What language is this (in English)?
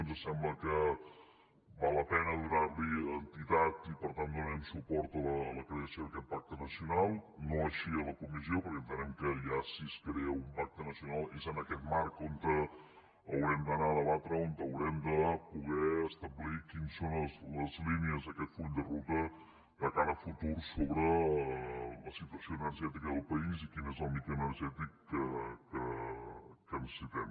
Catalan